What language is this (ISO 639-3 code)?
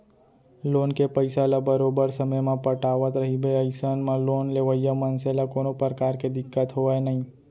hne